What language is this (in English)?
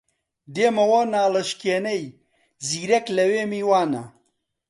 Central Kurdish